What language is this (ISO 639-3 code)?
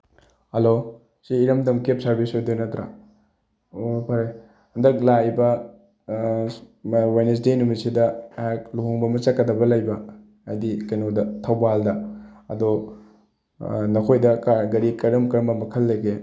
mni